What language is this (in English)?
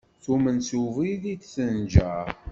Kabyle